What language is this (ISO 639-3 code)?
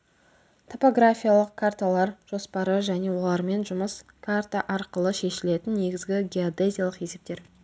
kaz